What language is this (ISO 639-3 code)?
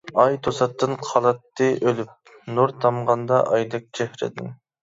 uig